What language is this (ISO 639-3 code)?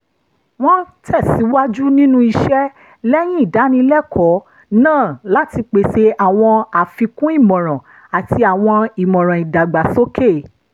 yor